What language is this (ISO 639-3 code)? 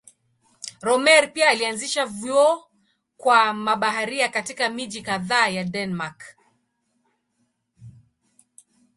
swa